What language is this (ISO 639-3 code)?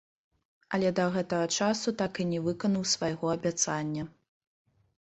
bel